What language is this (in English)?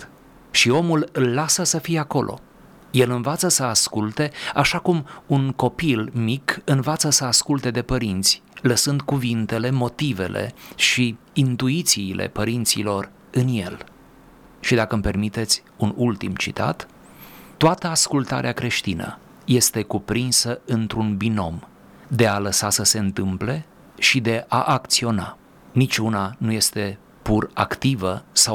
Romanian